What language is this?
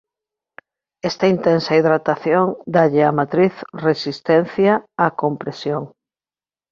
Galician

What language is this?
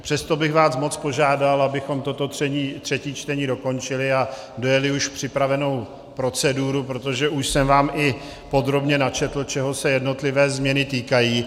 Czech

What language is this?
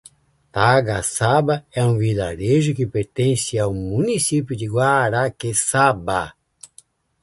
Portuguese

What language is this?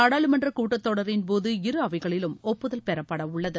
Tamil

